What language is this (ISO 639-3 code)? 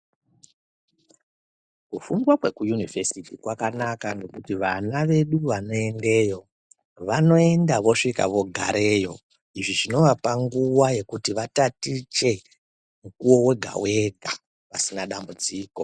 ndc